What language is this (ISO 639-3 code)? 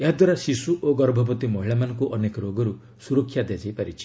ori